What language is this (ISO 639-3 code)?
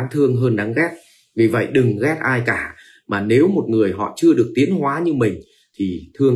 vie